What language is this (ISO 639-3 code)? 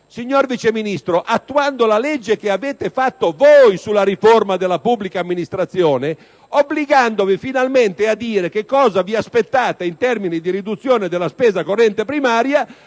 ita